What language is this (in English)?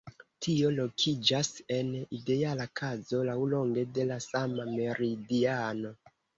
Esperanto